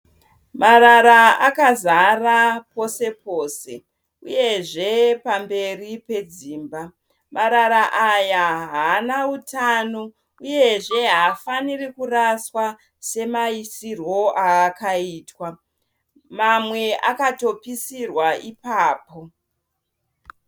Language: Shona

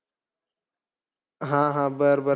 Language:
Marathi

